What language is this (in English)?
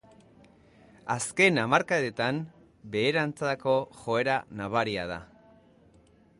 Basque